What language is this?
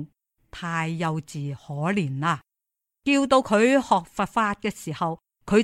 Chinese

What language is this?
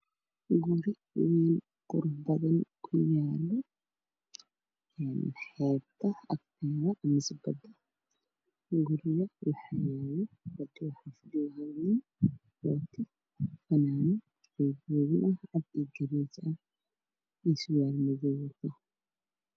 Somali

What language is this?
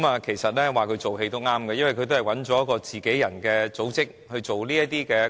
Cantonese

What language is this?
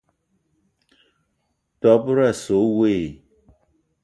Eton (Cameroon)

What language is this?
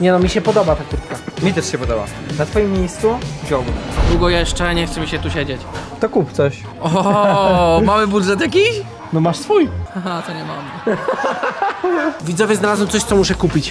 Polish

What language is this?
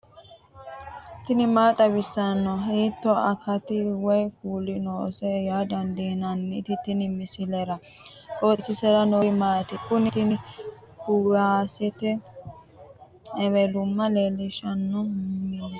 Sidamo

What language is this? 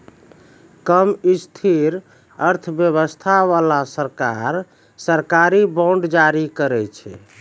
Maithili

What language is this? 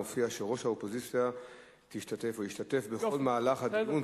Hebrew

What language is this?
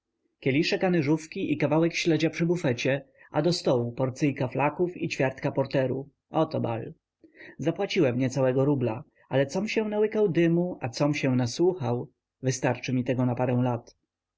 Polish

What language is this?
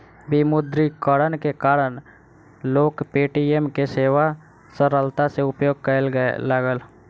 Maithili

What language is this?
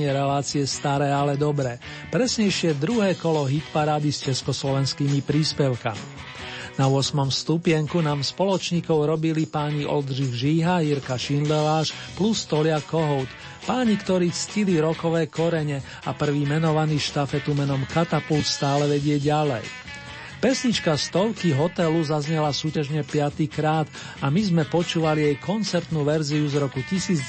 Slovak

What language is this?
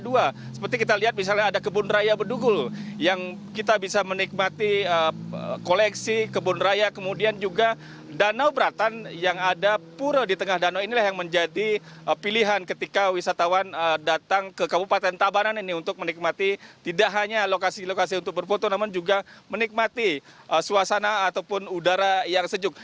Indonesian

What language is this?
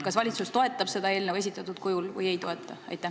Estonian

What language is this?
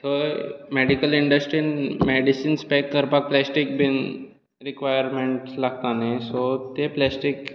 Konkani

